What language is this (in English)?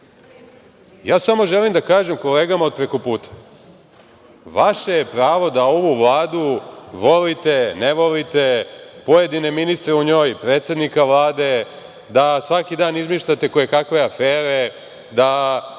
Serbian